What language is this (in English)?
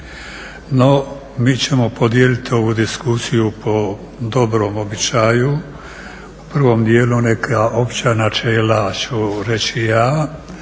Croatian